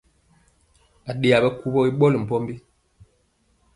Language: Mpiemo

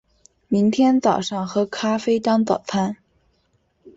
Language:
Chinese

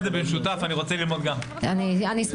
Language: Hebrew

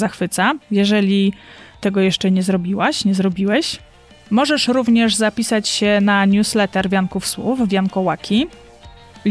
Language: Polish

